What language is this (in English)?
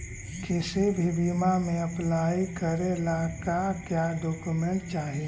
Magahi